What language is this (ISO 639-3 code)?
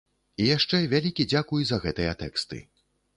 bel